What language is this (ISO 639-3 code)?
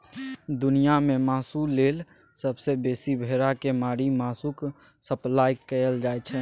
mai